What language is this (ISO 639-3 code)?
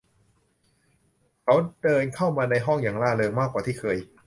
tha